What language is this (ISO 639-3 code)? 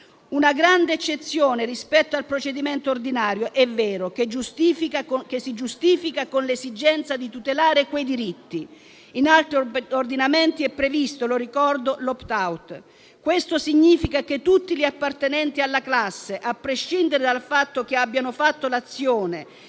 ita